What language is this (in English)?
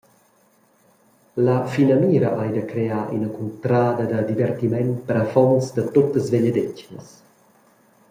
Romansh